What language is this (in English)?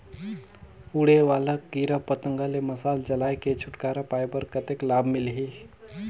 Chhattisgarhi